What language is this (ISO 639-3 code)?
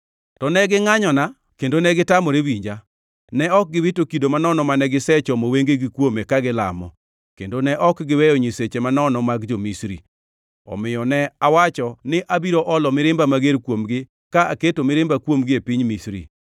luo